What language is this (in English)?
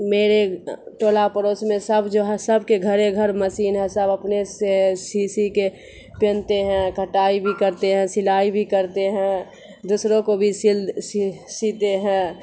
Urdu